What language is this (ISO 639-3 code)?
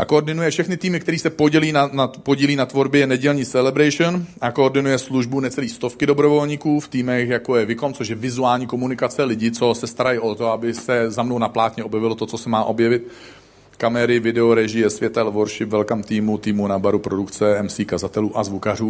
ces